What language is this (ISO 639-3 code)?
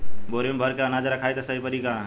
bho